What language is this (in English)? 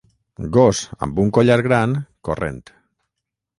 Catalan